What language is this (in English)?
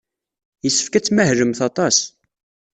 Kabyle